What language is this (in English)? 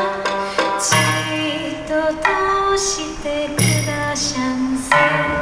Japanese